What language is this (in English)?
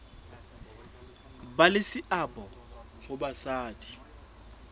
Southern Sotho